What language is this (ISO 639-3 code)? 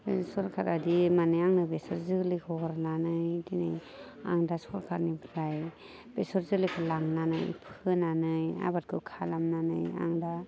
brx